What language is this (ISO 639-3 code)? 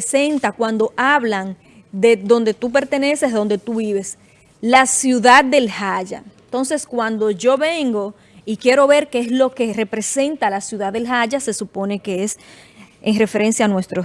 spa